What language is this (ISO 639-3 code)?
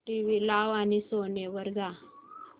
mar